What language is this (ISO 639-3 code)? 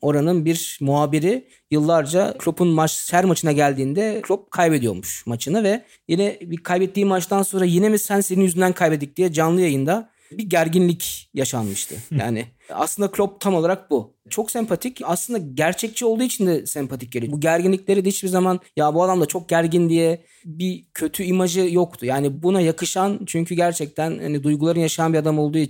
tur